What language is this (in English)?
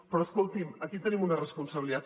Catalan